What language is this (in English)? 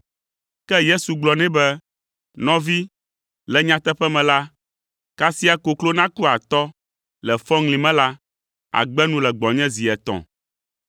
Ewe